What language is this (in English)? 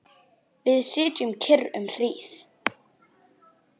Icelandic